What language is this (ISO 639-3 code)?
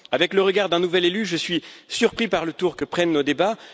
fra